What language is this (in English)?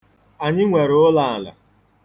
Igbo